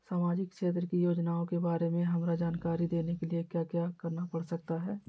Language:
Magahi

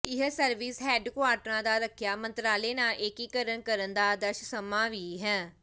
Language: Punjabi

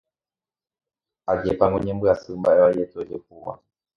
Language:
Guarani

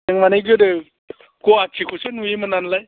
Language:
Bodo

